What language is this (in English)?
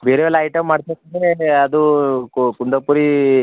Kannada